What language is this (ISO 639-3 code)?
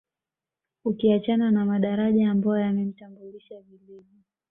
swa